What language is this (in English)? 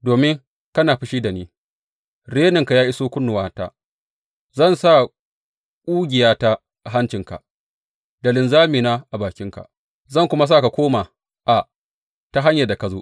Hausa